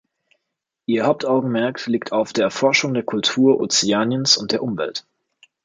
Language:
German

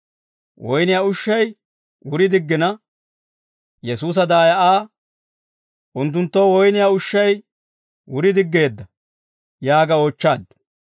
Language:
Dawro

